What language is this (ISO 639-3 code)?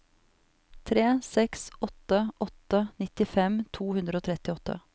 nor